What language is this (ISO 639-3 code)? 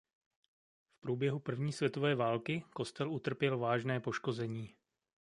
ces